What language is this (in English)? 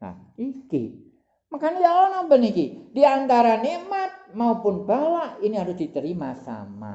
Indonesian